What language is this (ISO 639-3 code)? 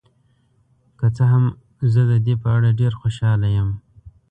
pus